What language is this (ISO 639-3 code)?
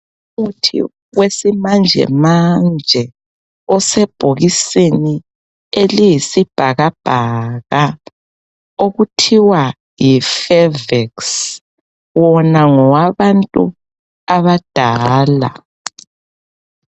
nde